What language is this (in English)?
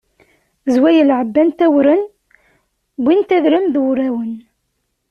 Kabyle